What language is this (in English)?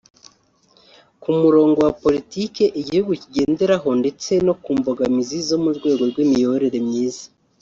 Kinyarwanda